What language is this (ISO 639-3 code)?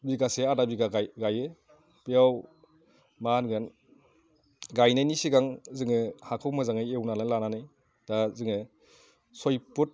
brx